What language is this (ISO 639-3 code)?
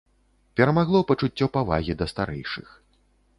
bel